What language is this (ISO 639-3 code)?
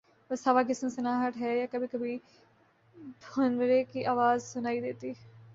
urd